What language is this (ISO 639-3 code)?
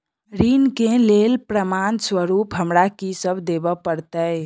mai